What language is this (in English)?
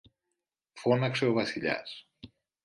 Greek